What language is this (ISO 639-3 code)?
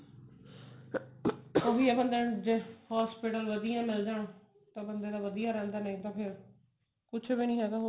pan